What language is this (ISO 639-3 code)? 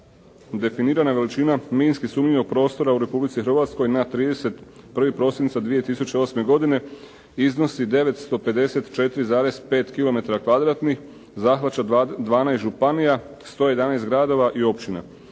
hrv